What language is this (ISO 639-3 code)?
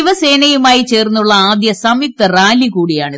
mal